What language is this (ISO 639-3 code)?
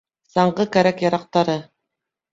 bak